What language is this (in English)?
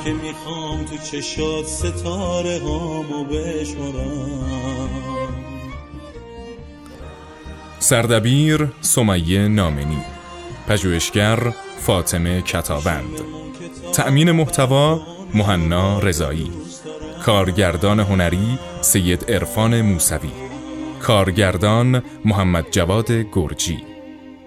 Persian